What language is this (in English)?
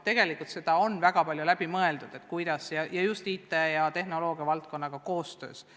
Estonian